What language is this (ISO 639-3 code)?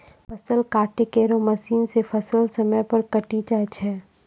mai